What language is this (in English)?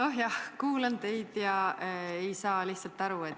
Estonian